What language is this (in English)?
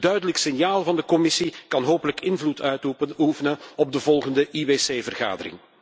Dutch